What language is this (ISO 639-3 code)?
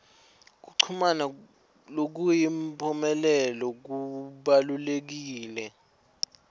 ssw